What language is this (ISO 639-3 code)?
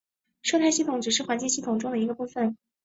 zho